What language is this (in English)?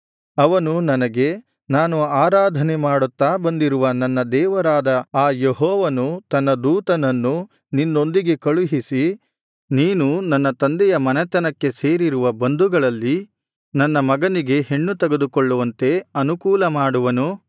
Kannada